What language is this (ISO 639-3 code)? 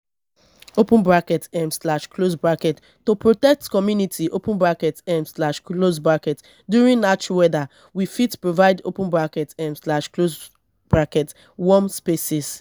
pcm